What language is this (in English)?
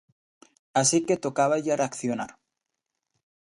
Galician